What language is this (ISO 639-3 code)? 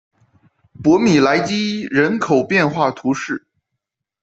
zho